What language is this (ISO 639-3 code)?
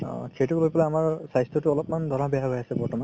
asm